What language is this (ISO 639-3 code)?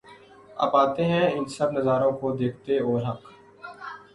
urd